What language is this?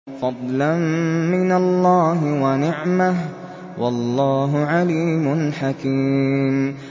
Arabic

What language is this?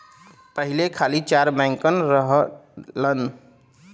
Bhojpuri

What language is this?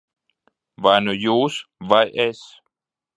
Latvian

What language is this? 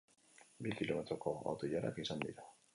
Basque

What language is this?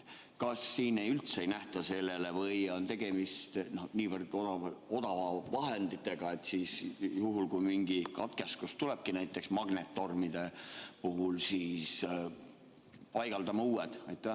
Estonian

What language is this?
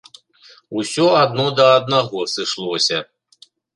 Belarusian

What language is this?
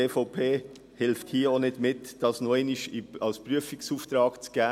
Swiss German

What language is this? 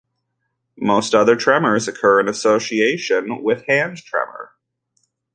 English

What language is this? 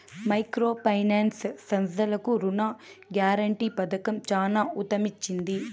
Telugu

